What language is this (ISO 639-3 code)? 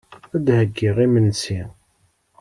kab